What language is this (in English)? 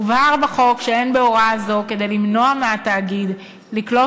Hebrew